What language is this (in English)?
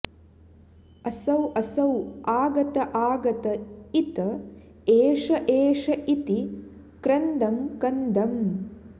Sanskrit